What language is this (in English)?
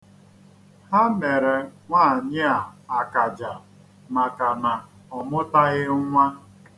Igbo